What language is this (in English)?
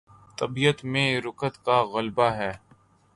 Urdu